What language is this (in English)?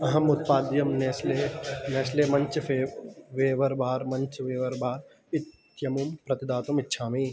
Sanskrit